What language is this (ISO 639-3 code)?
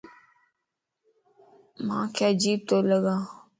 lss